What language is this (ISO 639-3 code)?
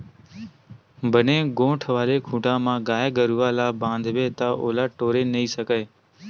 hne